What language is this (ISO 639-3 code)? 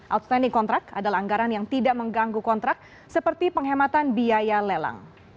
ind